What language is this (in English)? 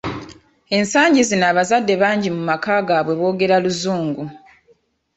Ganda